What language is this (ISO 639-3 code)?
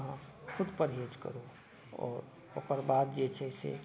mai